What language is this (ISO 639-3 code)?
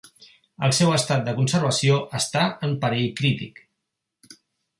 cat